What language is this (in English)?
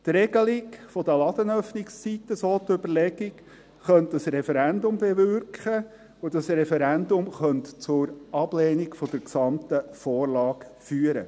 Swiss German